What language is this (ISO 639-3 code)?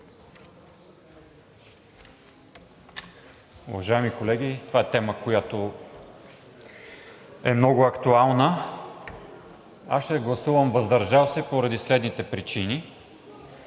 bul